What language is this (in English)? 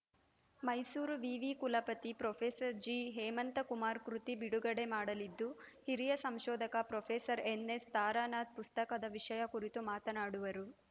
Kannada